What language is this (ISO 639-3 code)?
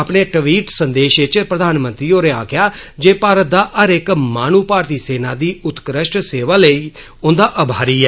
doi